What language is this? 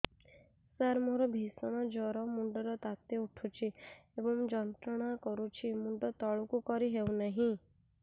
Odia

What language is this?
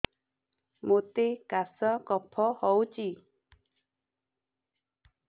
Odia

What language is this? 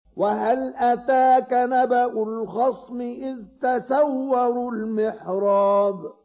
Arabic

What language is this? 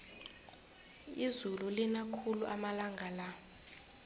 South Ndebele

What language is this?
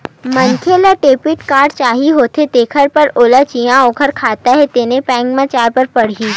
Chhattisgarhi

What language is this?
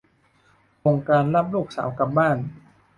Thai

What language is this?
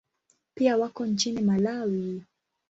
Swahili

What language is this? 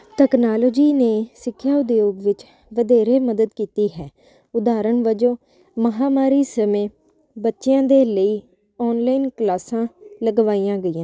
Punjabi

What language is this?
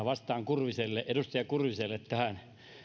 Finnish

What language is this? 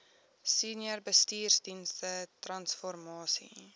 Afrikaans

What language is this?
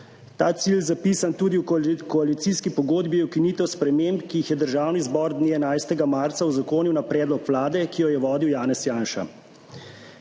Slovenian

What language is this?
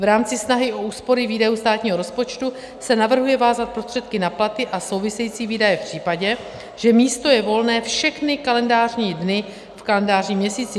Czech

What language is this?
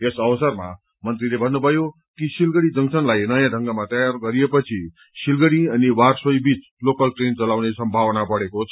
Nepali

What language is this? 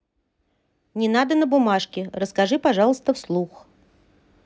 Russian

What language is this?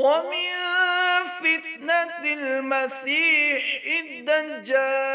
Arabic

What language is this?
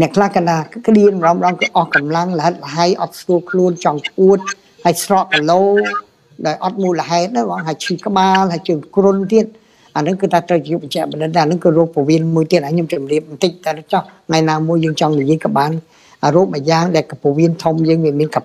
Vietnamese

